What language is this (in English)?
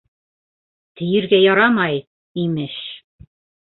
Bashkir